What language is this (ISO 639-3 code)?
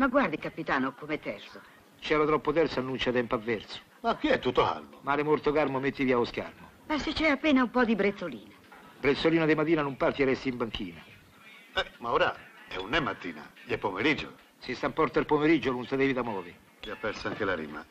ita